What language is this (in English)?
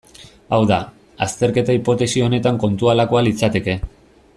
Basque